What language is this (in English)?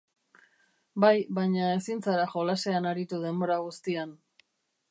Basque